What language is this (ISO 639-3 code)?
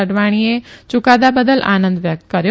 guj